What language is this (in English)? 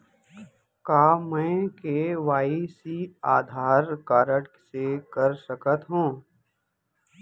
Chhattisgarhi